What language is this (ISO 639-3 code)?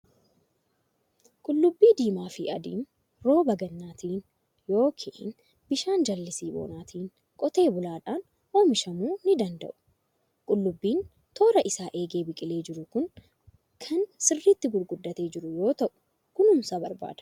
orm